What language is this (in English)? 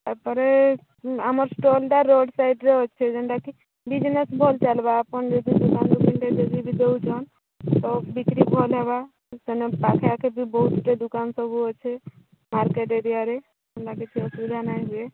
Odia